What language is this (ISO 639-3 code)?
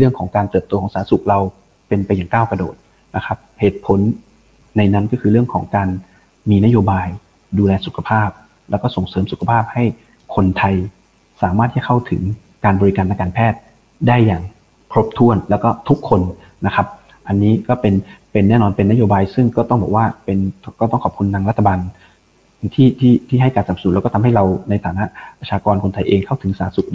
tha